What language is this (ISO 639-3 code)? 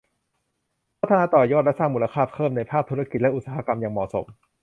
tha